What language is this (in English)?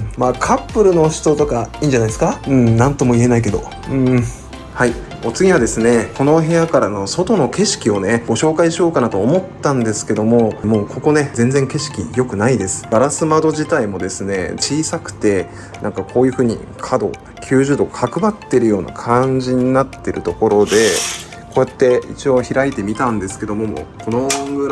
Japanese